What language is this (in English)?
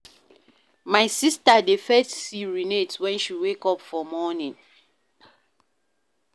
Nigerian Pidgin